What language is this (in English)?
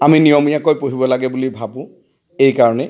Assamese